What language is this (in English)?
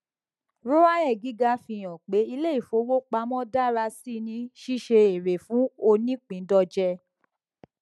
Yoruba